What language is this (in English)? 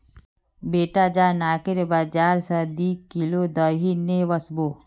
Magahi